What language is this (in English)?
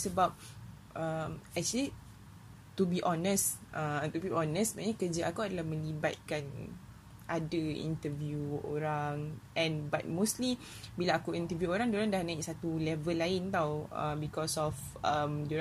Malay